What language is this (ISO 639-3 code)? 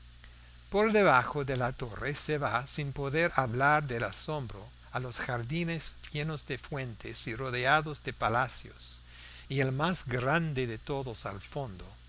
spa